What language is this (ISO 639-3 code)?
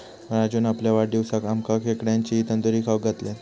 mar